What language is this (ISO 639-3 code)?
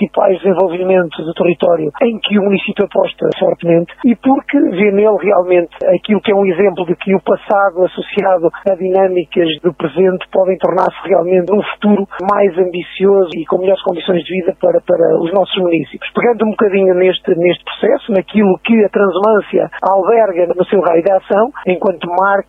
por